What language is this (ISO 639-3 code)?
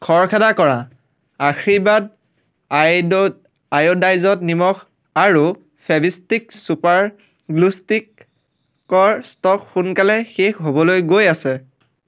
asm